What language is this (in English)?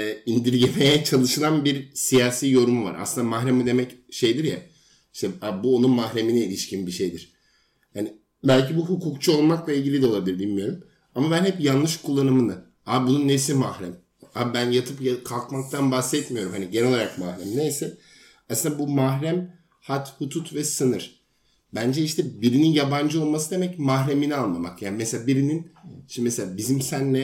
Turkish